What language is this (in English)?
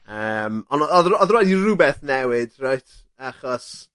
Welsh